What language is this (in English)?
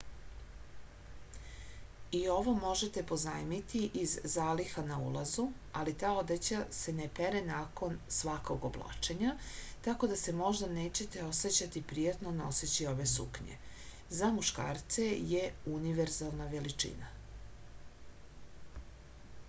Serbian